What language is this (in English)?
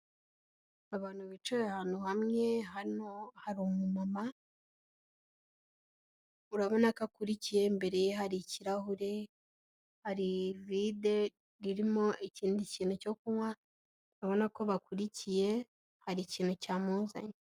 Kinyarwanda